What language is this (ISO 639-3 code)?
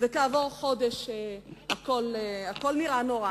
heb